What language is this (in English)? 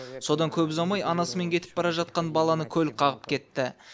Kazakh